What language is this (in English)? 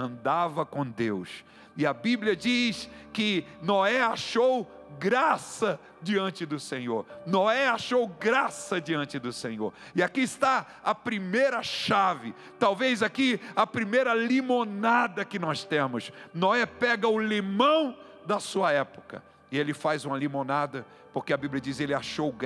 Portuguese